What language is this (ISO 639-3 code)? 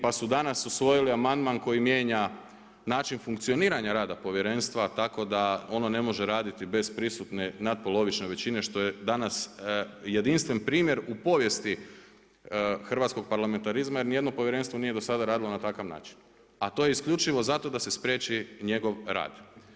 hrv